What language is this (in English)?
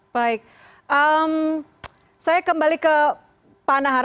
Indonesian